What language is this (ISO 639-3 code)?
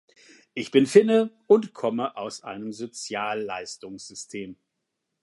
deu